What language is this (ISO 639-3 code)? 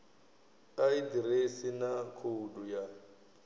ven